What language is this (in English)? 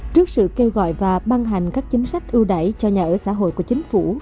Vietnamese